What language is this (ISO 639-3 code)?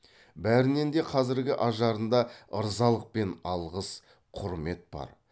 kaz